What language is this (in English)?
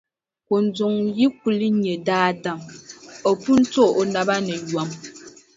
Dagbani